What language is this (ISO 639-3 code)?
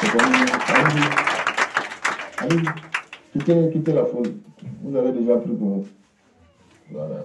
fra